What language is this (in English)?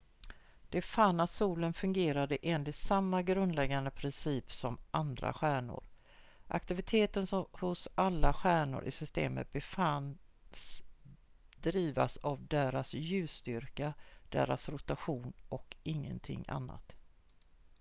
Swedish